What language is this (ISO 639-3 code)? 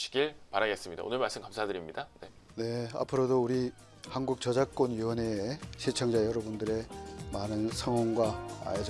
kor